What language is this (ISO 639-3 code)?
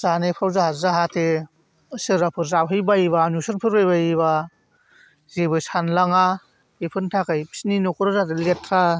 brx